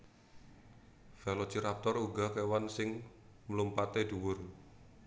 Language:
Javanese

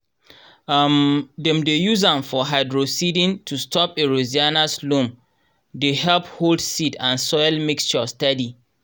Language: Nigerian Pidgin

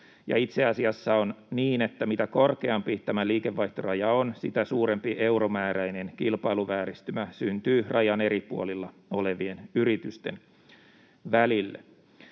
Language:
Finnish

